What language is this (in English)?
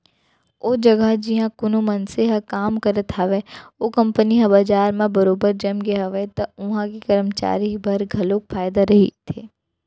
Chhattisgarhi